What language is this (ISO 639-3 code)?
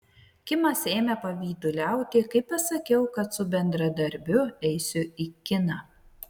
lit